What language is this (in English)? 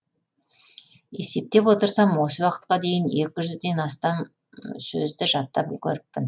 Kazakh